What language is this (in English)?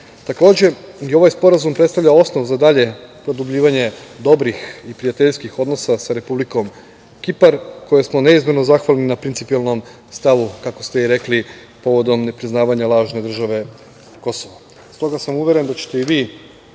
Serbian